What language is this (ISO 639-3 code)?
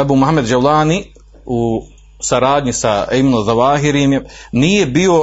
hrv